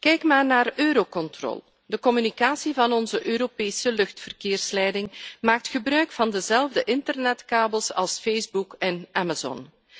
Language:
Dutch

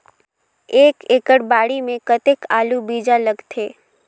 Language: Chhattisgarhi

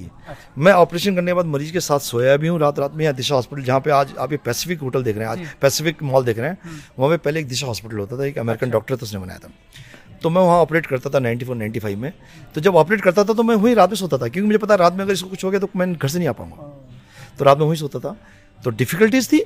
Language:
Hindi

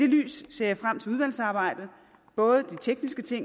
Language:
Danish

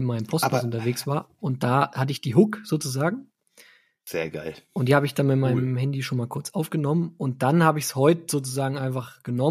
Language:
German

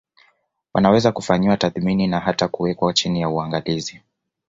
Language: Swahili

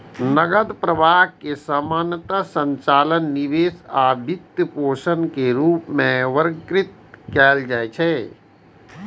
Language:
Maithili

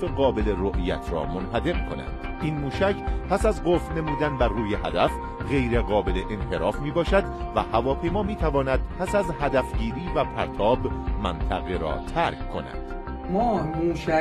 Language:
Persian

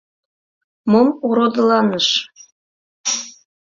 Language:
Mari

